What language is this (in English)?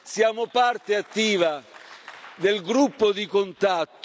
Italian